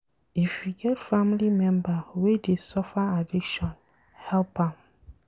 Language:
Nigerian Pidgin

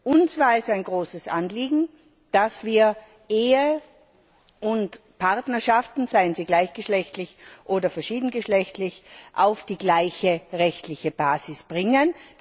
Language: German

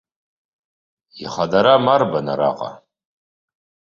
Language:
Abkhazian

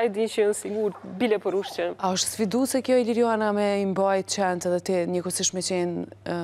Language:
Romanian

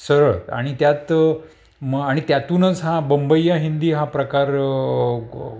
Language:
Marathi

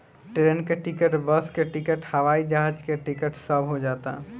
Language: Bhojpuri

